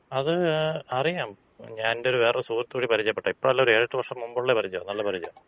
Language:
Malayalam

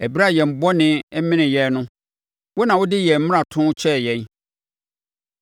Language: Akan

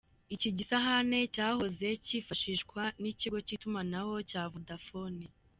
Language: Kinyarwanda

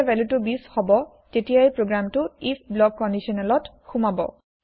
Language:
Assamese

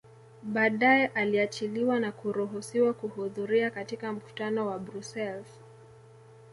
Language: Swahili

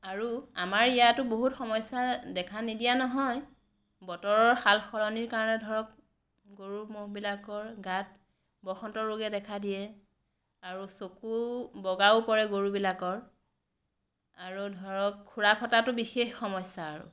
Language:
Assamese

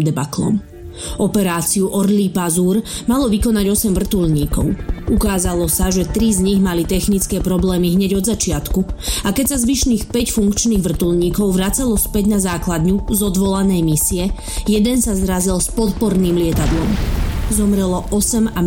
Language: Slovak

